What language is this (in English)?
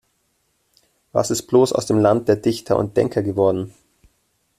German